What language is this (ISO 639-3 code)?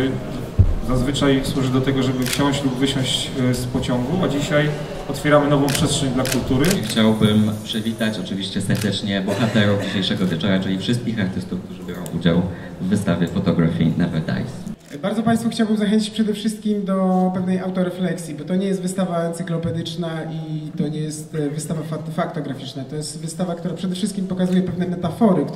pol